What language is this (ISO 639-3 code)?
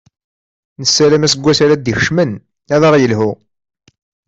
kab